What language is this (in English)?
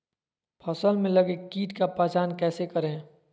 Magahi